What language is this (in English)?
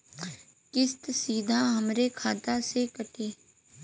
Bhojpuri